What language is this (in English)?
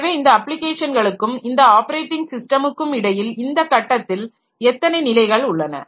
Tamil